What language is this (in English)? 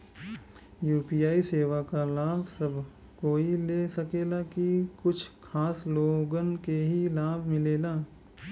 Bhojpuri